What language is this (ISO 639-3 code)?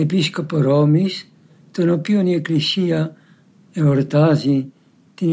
ell